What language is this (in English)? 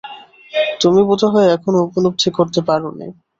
Bangla